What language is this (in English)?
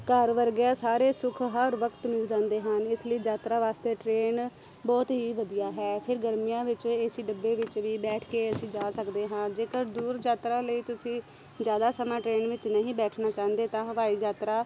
Punjabi